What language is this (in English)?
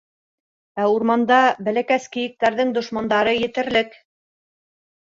Bashkir